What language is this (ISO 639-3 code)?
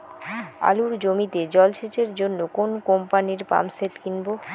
ben